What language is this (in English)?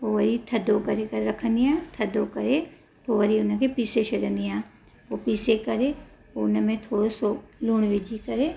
Sindhi